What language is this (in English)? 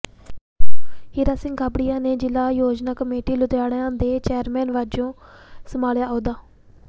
Punjabi